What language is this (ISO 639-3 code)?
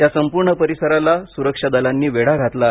mar